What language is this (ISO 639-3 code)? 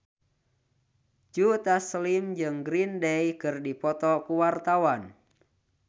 sun